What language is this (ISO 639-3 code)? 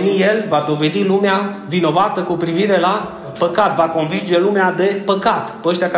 ron